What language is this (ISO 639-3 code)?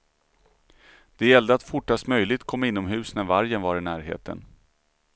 swe